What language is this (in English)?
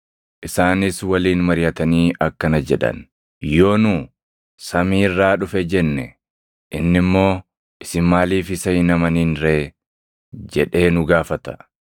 Oromo